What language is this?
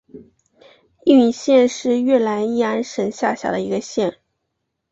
Chinese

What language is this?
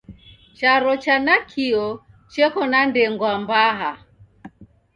Taita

